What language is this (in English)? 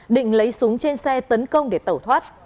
Vietnamese